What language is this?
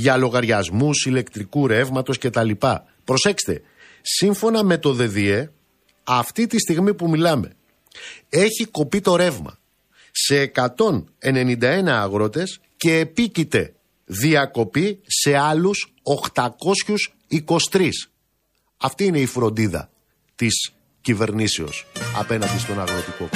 Greek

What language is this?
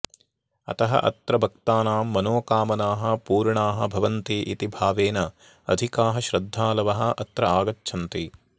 Sanskrit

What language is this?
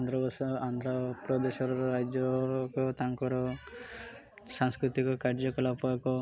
Odia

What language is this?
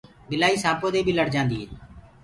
Gurgula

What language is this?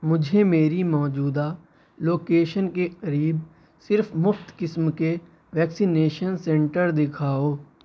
Urdu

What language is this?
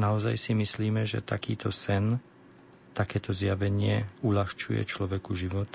Slovak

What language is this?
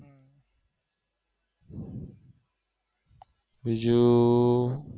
Gujarati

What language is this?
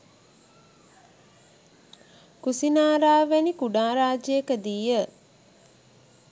Sinhala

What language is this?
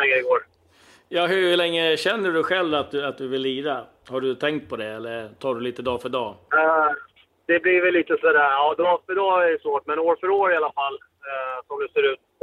Swedish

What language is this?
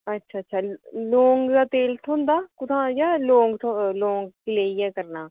Dogri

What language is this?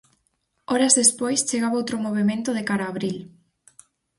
Galician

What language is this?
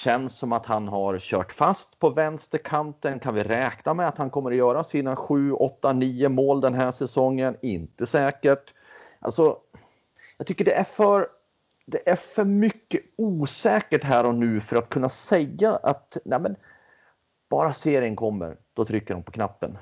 Swedish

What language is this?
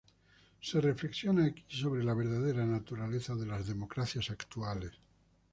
Spanish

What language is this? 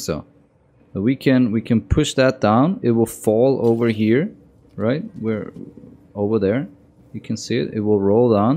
English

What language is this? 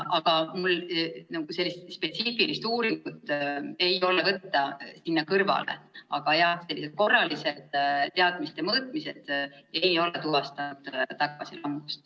Estonian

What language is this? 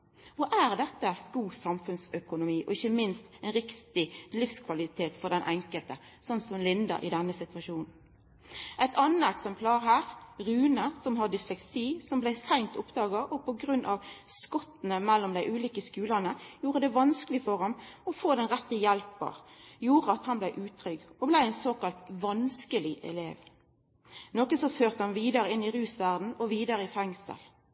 Norwegian Nynorsk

